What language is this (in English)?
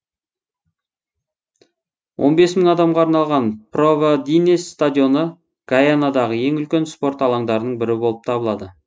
Kazakh